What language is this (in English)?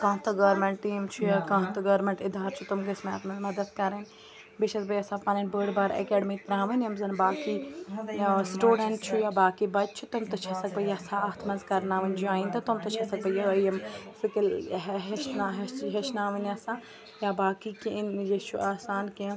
Kashmiri